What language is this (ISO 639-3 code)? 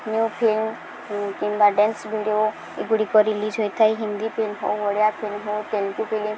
ori